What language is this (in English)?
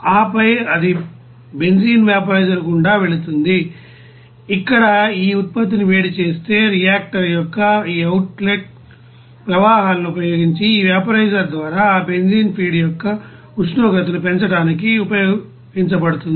Telugu